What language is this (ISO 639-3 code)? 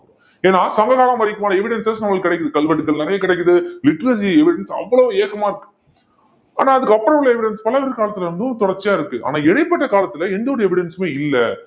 tam